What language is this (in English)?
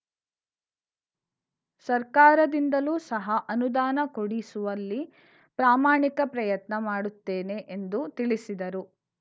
Kannada